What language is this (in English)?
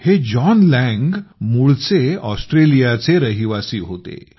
Marathi